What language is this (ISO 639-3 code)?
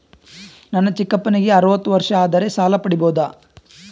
kan